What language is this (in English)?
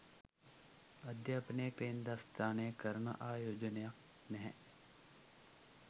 Sinhala